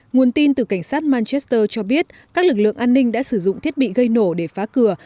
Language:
Vietnamese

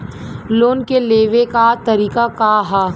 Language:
Bhojpuri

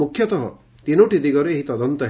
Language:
Odia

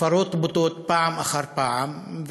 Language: Hebrew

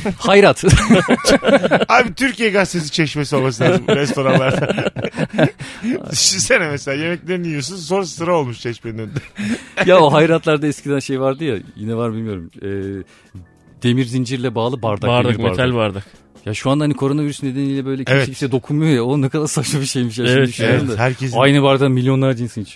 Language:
Turkish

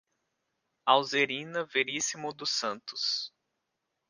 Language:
Portuguese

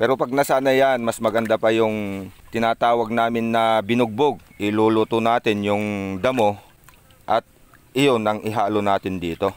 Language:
Filipino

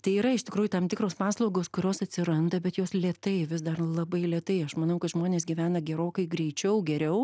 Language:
Lithuanian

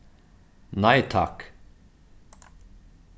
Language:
Faroese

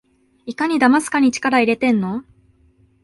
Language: Japanese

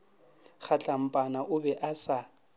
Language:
Northern Sotho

